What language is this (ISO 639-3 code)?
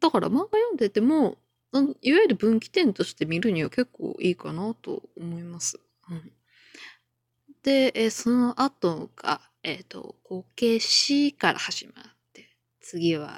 jpn